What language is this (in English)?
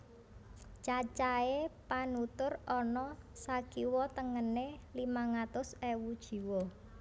Javanese